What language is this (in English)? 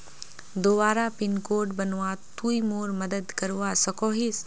Magahi